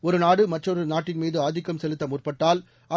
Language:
Tamil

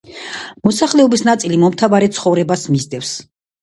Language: Georgian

